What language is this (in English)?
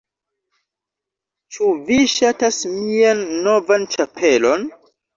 Esperanto